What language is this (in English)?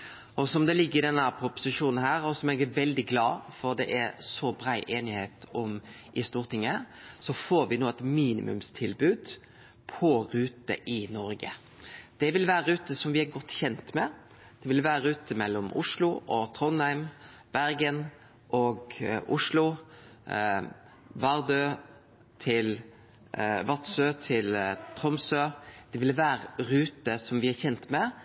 Norwegian Nynorsk